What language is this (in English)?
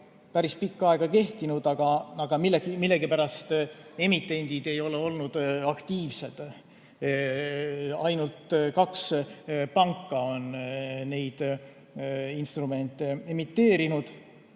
Estonian